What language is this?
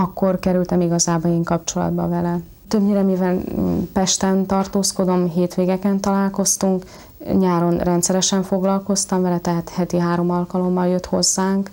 Hungarian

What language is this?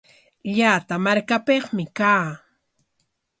Corongo Ancash Quechua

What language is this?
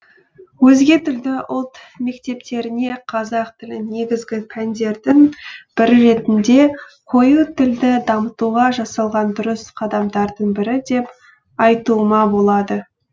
Kazakh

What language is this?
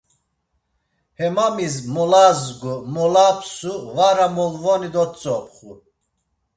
Laz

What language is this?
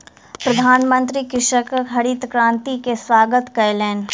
Maithili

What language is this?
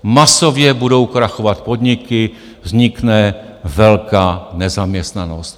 Czech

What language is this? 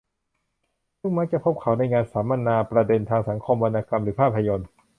Thai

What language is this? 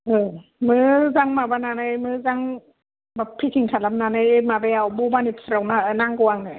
Bodo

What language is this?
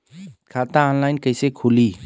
Bhojpuri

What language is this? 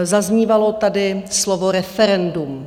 Czech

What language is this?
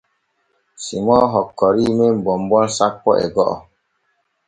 Borgu Fulfulde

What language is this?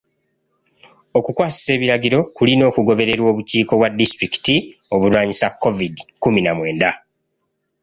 Ganda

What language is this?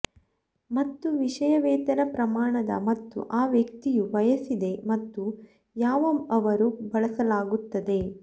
Kannada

